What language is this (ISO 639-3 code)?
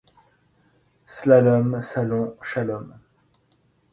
fra